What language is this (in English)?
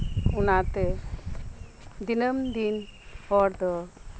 Santali